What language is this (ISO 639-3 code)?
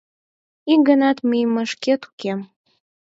chm